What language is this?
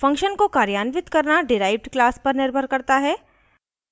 Hindi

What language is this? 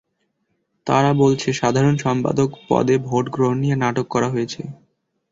Bangla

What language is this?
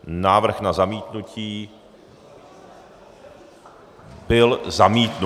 Czech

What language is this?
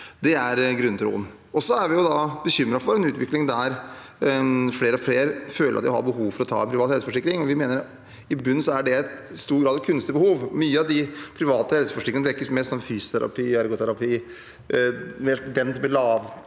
Norwegian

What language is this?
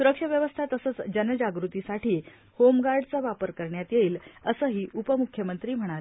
Marathi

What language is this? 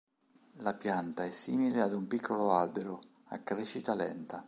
Italian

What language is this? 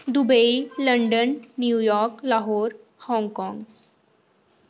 Dogri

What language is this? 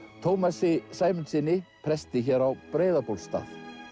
Icelandic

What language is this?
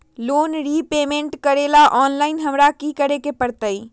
Magahi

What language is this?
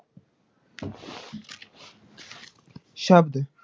Punjabi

